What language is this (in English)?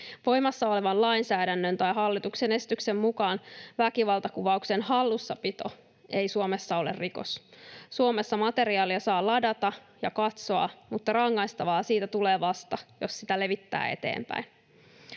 Finnish